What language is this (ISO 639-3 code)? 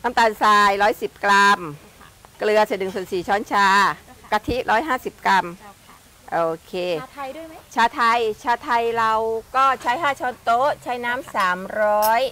tha